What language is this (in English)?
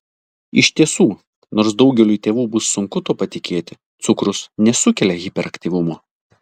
Lithuanian